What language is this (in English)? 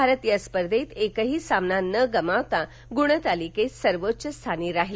Marathi